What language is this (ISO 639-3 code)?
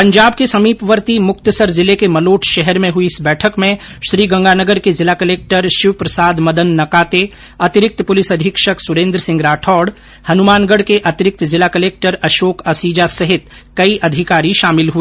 hin